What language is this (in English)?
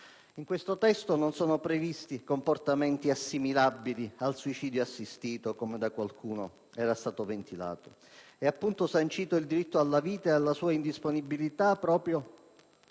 Italian